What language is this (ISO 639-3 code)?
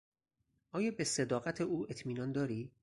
fas